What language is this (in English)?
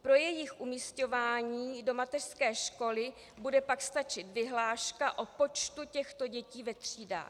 Czech